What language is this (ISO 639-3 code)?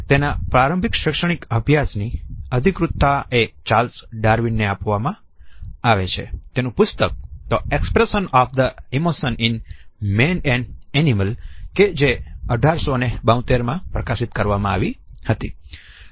guj